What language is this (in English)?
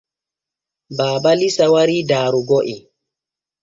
Borgu Fulfulde